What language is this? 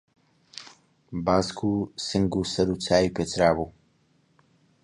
Central Kurdish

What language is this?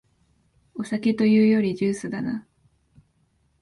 Japanese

